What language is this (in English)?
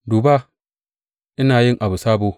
Hausa